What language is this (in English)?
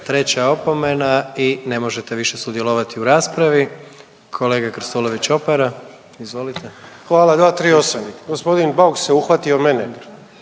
Croatian